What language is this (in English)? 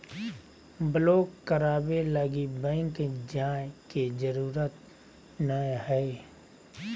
Magahi